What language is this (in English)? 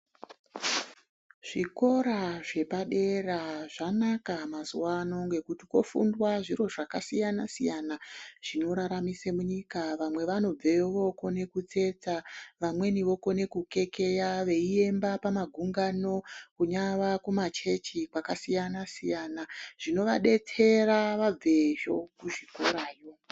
Ndau